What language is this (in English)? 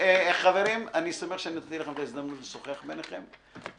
Hebrew